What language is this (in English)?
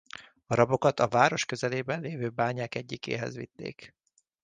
Hungarian